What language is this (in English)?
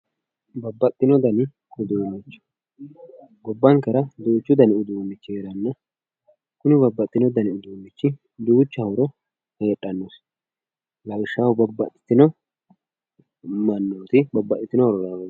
Sidamo